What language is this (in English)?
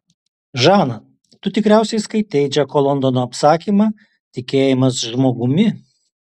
Lithuanian